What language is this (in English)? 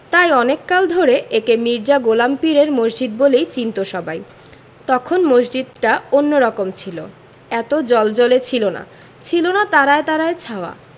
Bangla